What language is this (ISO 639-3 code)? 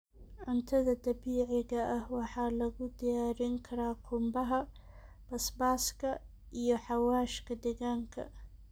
som